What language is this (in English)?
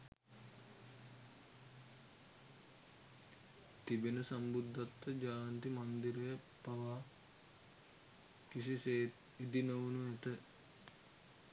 Sinhala